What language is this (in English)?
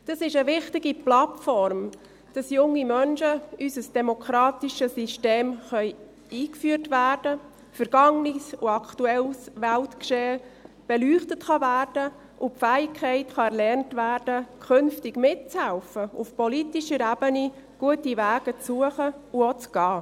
Swiss German